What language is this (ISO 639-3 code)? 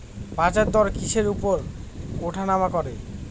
ben